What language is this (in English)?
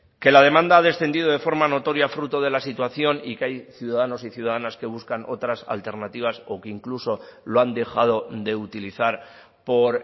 Spanish